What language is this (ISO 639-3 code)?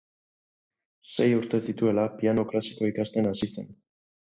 eus